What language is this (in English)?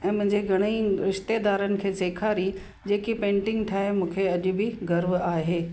Sindhi